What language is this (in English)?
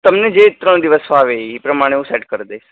Gujarati